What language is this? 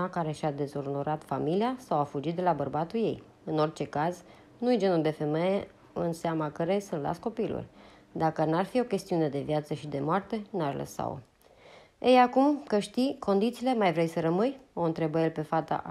Romanian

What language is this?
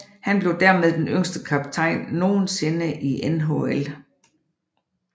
Danish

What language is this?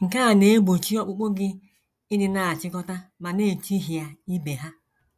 Igbo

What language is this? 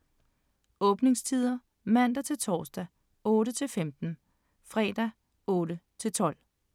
Danish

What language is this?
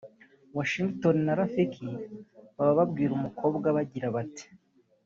Kinyarwanda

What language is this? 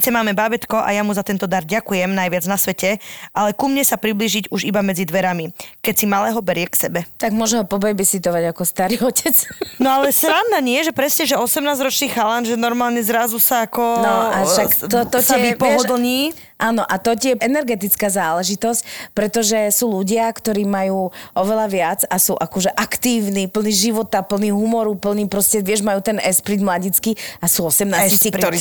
Slovak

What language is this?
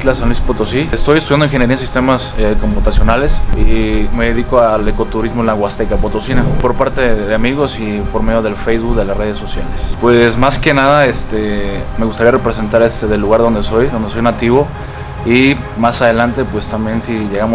Spanish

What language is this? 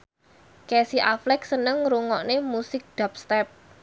Javanese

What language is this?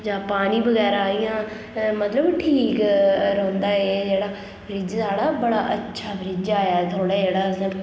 Dogri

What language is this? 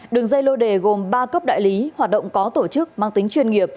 Vietnamese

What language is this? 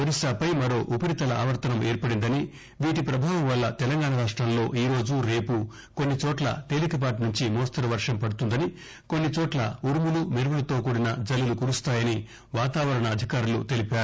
Telugu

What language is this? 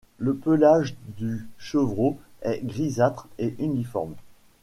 French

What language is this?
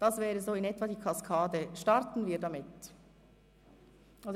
Swiss German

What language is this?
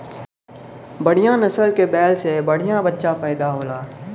Bhojpuri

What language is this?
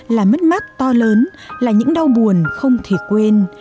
Vietnamese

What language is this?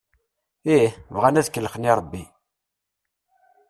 Kabyle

